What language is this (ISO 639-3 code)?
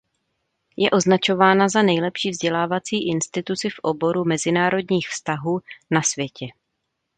ces